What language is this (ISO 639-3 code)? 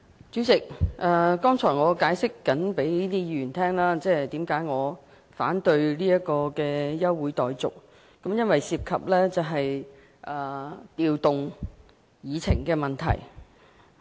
yue